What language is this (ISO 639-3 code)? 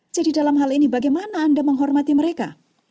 ind